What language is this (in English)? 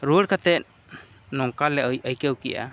Santali